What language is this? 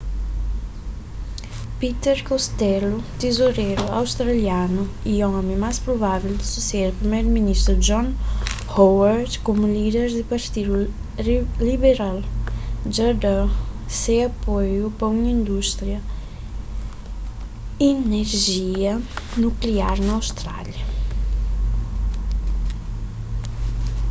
Kabuverdianu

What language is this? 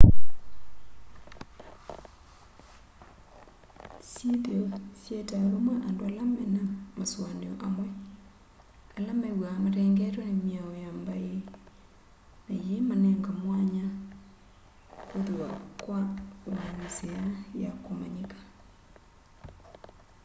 Kamba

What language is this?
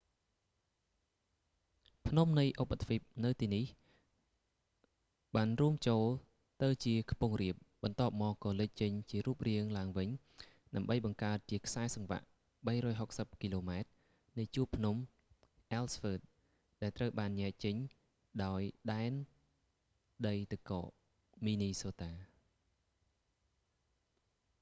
Khmer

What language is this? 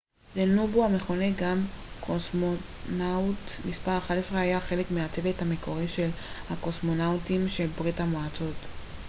Hebrew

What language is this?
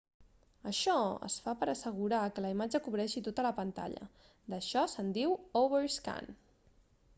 Catalan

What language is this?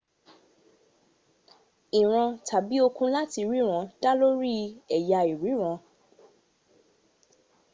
Yoruba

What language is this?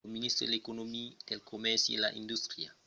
Occitan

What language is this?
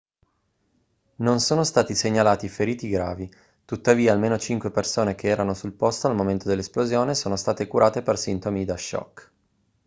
Italian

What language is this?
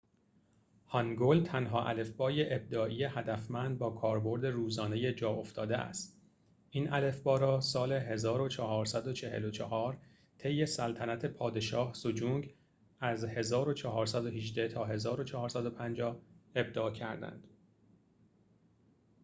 Persian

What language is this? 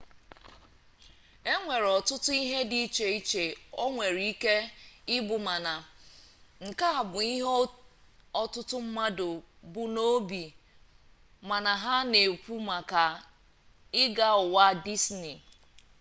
Igbo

